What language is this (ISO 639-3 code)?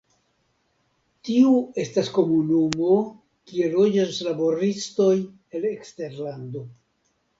epo